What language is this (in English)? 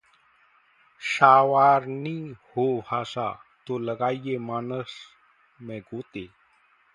Hindi